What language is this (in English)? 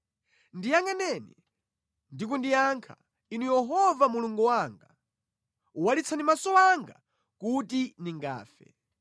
Nyanja